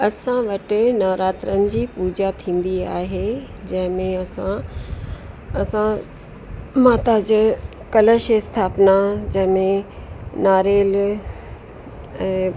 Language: Sindhi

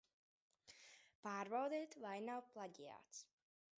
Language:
Latvian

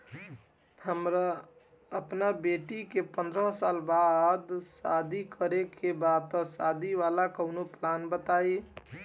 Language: Bhojpuri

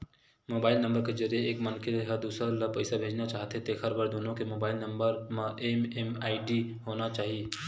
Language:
Chhattisgarhi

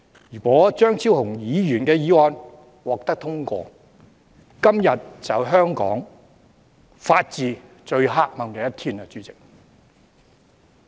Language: Cantonese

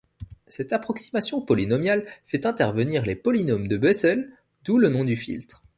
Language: French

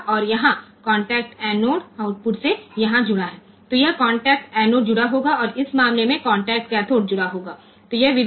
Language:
Gujarati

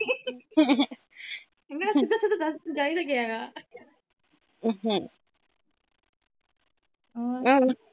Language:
Punjabi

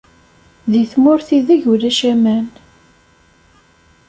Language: Kabyle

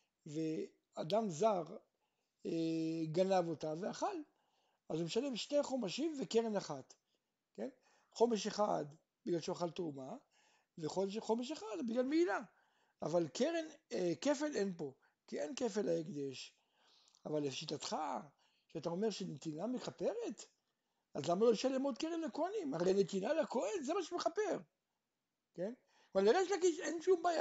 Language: Hebrew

